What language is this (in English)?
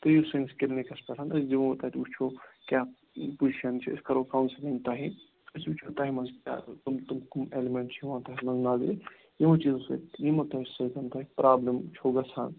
Kashmiri